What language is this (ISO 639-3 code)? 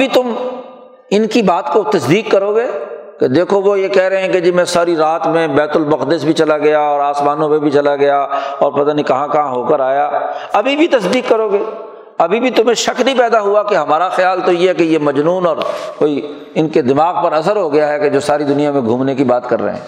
urd